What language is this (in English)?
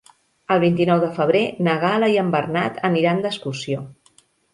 Catalan